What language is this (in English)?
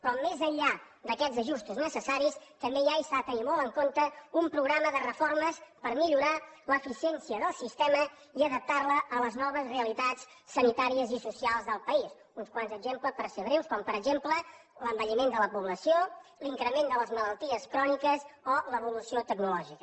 Catalan